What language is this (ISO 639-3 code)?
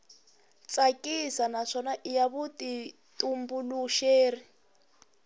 tso